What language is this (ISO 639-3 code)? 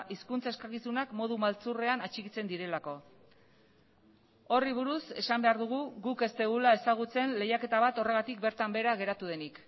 eus